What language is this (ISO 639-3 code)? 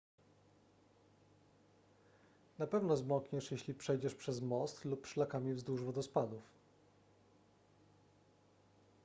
pol